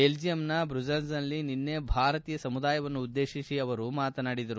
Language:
Kannada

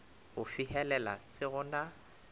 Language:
Northern Sotho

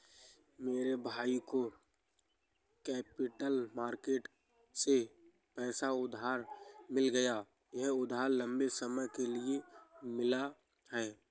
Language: Hindi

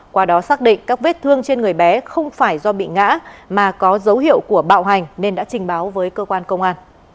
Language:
Vietnamese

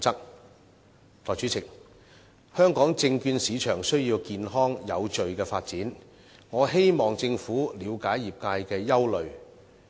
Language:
Cantonese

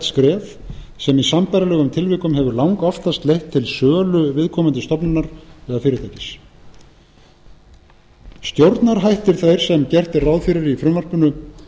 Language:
Icelandic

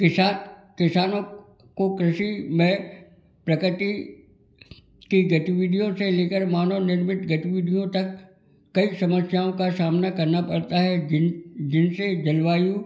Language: Hindi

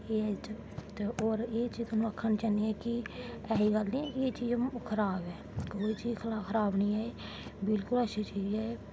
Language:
Dogri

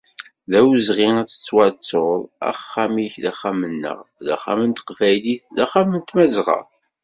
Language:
Kabyle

